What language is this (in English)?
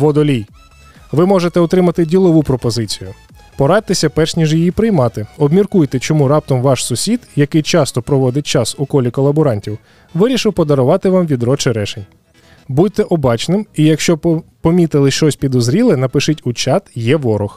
Ukrainian